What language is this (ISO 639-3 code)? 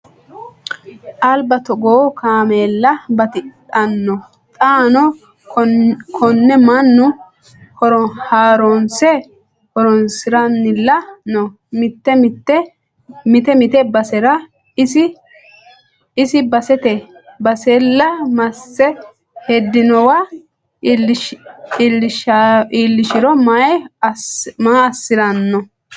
sid